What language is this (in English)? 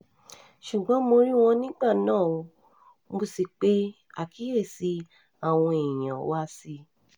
Yoruba